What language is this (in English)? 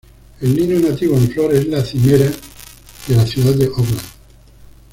Spanish